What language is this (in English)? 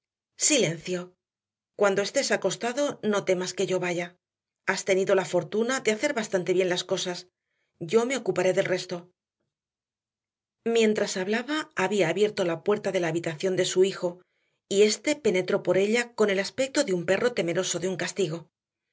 Spanish